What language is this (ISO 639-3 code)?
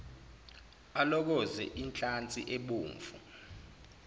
zul